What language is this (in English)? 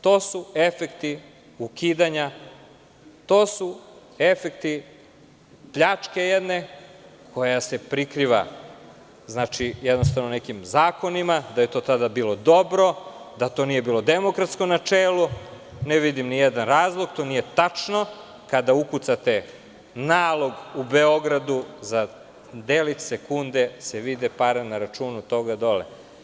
Serbian